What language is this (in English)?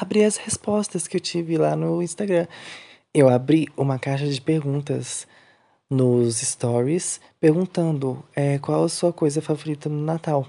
Portuguese